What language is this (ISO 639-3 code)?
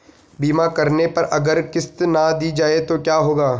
hin